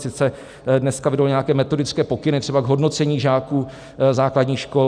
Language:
Czech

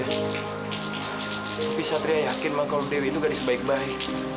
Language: Indonesian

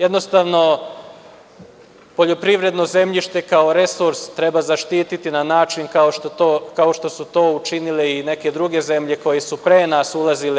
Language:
Serbian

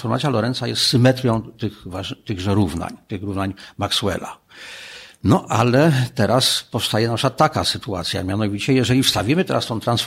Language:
Polish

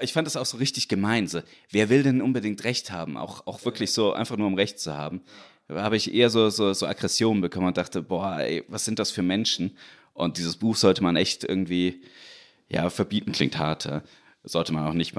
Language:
German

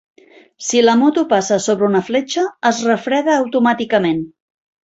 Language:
Catalan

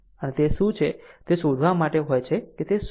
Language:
Gujarati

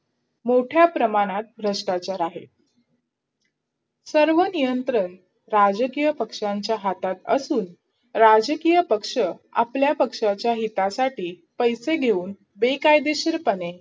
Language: Marathi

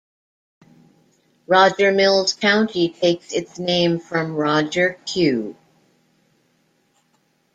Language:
English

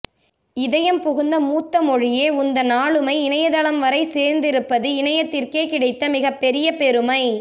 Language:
Tamil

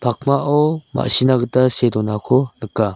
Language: Garo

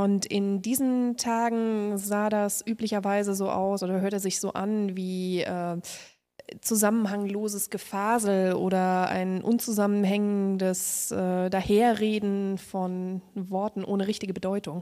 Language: German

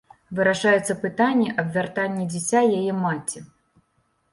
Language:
Belarusian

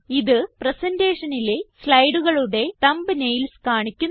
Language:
Malayalam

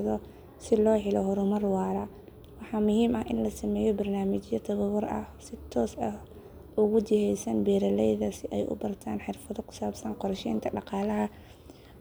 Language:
Somali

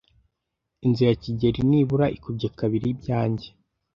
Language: Kinyarwanda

